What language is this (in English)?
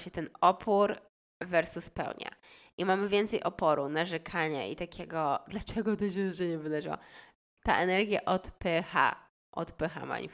Polish